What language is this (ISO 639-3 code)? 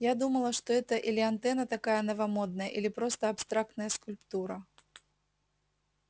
rus